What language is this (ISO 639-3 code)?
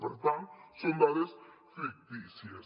cat